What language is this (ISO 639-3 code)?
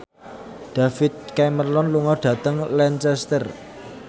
jav